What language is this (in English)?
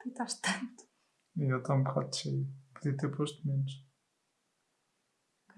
Portuguese